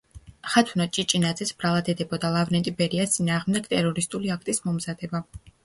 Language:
Georgian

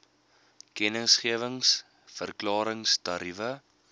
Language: Afrikaans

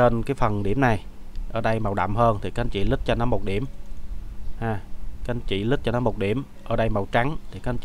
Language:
Vietnamese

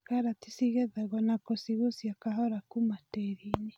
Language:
Kikuyu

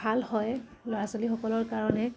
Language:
Assamese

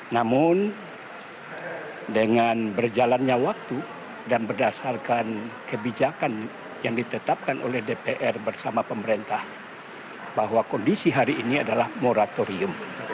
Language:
Indonesian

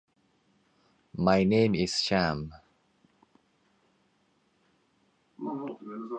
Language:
Tigrinya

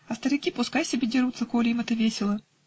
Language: Russian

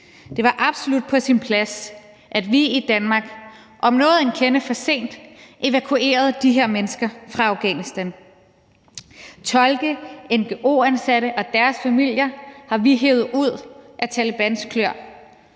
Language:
Danish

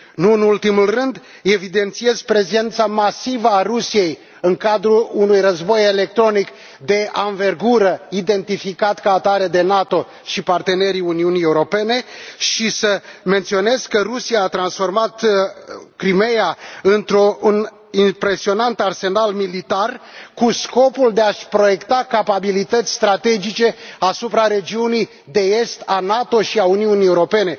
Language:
Romanian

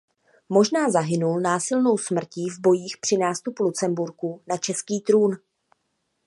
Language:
Czech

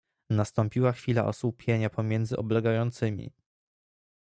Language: Polish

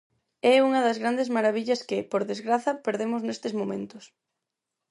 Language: Galician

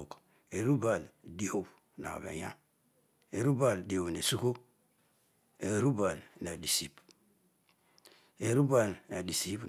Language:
Odual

